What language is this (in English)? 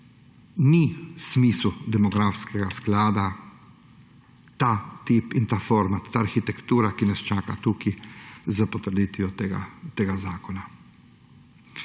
Slovenian